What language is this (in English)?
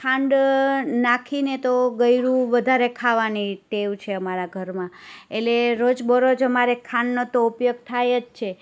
Gujarati